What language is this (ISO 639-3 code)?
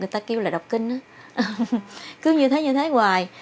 vie